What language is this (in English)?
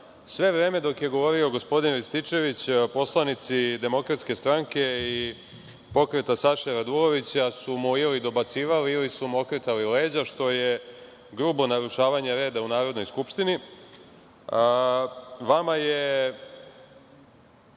Serbian